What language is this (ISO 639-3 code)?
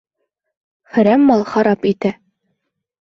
bak